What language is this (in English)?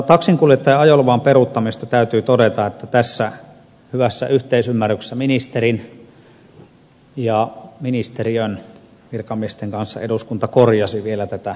Finnish